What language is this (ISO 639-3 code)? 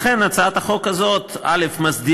heb